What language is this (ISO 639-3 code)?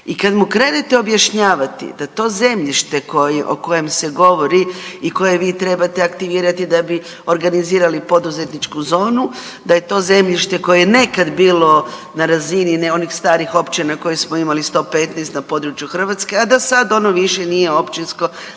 hrv